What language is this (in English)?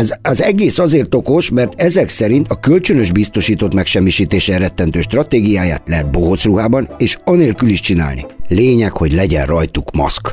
Hungarian